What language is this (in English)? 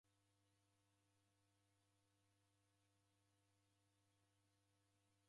Taita